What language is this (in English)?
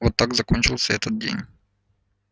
Russian